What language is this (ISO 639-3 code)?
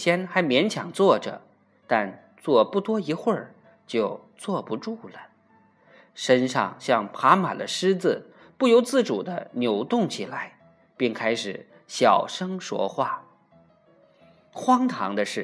zho